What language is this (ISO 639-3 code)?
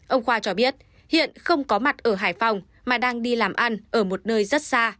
vie